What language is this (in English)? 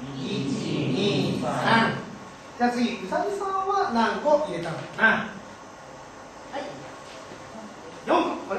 Japanese